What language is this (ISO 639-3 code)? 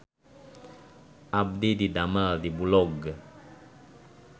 sun